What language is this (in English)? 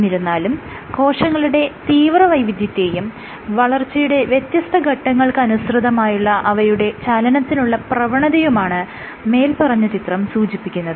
Malayalam